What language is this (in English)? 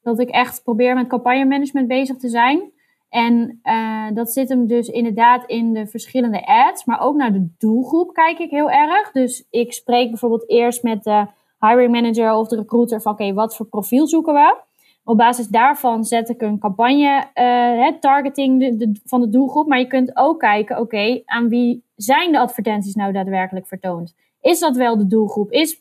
Dutch